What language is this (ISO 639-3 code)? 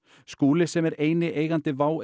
isl